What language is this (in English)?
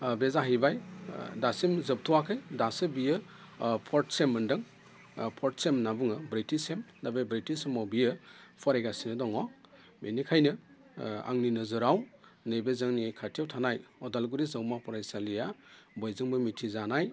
Bodo